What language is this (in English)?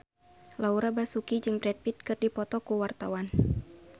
Sundanese